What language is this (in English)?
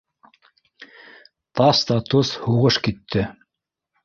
Bashkir